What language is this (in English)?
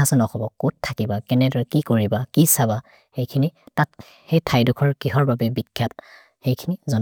Maria (India)